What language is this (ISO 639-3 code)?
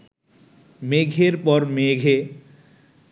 ben